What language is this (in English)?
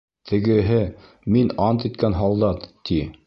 Bashkir